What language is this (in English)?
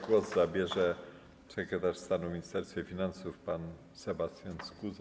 Polish